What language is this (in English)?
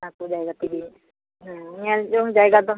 Santali